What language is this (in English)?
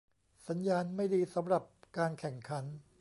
Thai